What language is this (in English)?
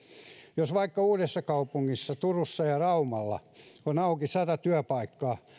Finnish